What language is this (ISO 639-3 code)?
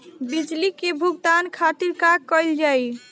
bho